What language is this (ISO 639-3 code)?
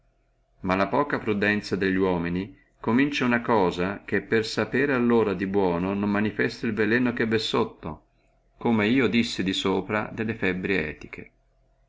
ita